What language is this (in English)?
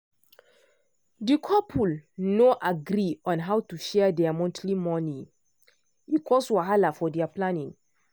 Nigerian Pidgin